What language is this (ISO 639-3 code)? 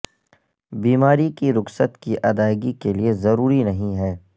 urd